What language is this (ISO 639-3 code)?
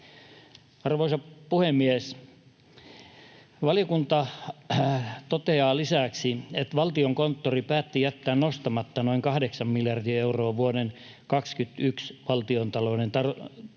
fin